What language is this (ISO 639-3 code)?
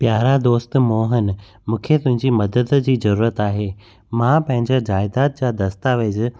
snd